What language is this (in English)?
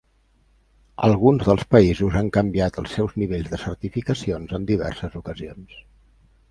Catalan